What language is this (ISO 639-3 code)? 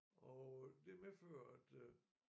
dan